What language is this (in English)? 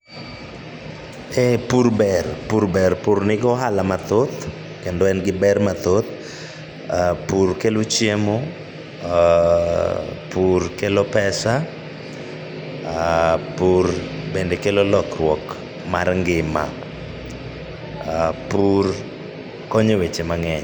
Luo (Kenya and Tanzania)